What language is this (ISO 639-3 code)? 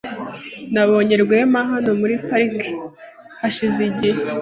kin